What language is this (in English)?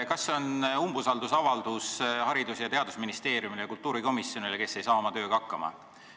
Estonian